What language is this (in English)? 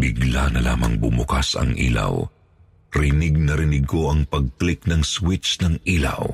Filipino